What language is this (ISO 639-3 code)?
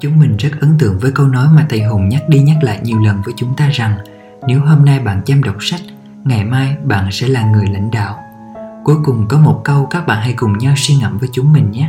vie